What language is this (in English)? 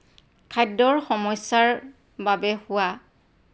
Assamese